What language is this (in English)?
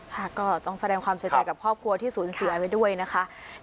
Thai